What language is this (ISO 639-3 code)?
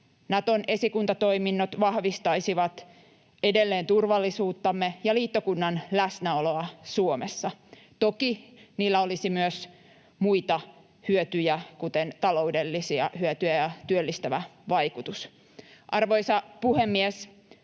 fin